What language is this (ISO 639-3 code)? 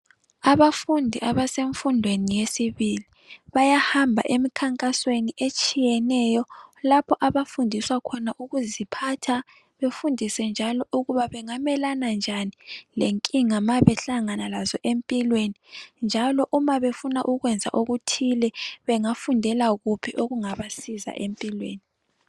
nde